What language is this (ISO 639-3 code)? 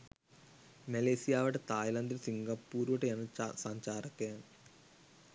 sin